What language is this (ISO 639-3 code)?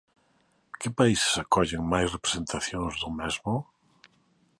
glg